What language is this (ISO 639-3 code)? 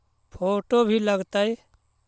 mag